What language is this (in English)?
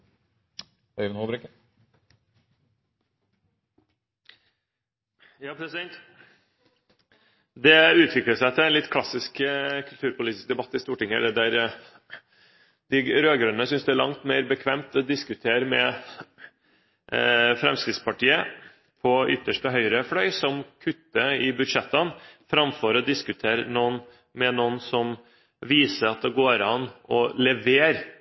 Norwegian Bokmål